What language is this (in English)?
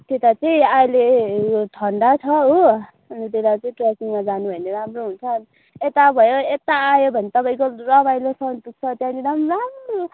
Nepali